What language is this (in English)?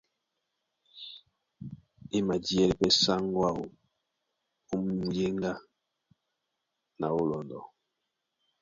Duala